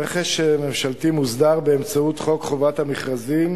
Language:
Hebrew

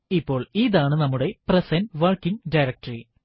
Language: Malayalam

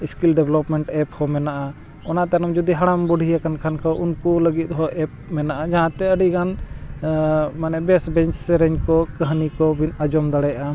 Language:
Santali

